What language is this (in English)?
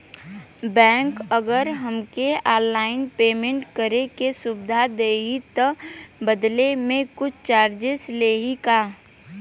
Bhojpuri